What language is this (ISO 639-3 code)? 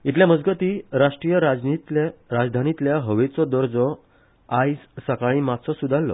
kok